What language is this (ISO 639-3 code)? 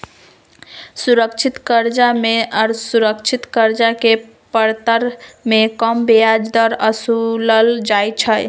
mag